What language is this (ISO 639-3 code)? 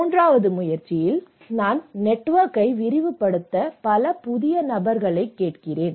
tam